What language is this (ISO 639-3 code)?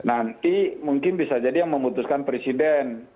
ind